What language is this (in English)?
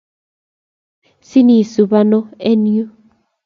Kalenjin